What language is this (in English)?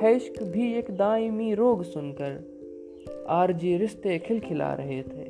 Hindi